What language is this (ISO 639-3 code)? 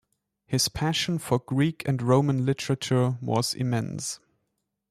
eng